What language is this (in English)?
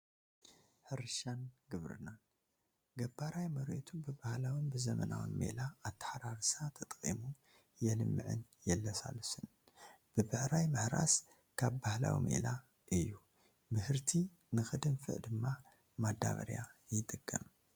Tigrinya